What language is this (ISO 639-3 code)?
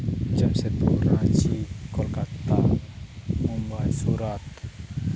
sat